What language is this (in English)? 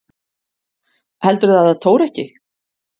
Icelandic